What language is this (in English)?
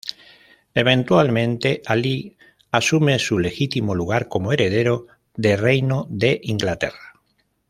Spanish